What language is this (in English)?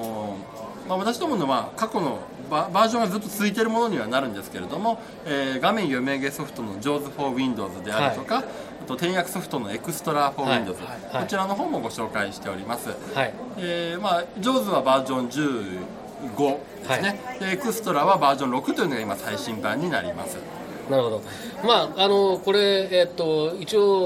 Japanese